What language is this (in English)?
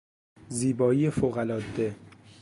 Persian